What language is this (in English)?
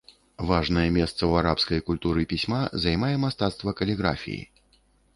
Belarusian